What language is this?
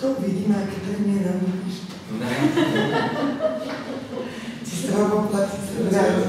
Czech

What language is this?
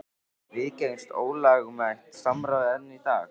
Icelandic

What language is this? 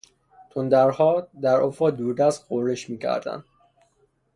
Persian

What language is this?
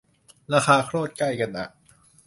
Thai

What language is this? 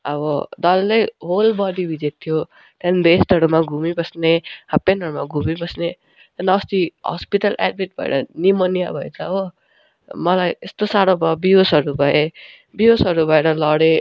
Nepali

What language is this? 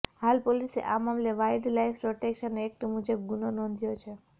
Gujarati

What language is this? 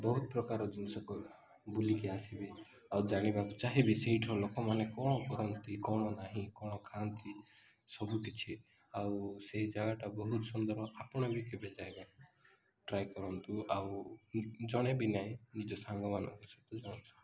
Odia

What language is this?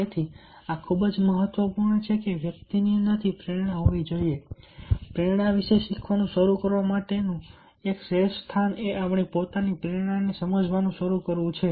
Gujarati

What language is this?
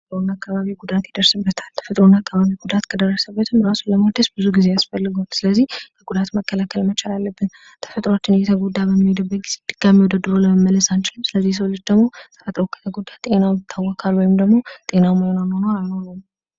Amharic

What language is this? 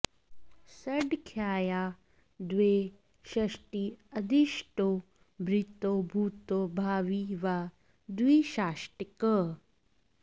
Sanskrit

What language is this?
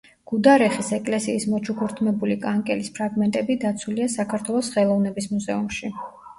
Georgian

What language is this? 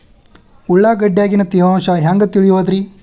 Kannada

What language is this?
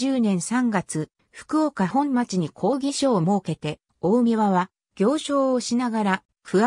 Japanese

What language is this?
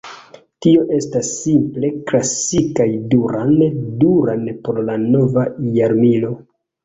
Esperanto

